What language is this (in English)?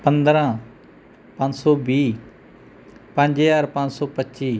Punjabi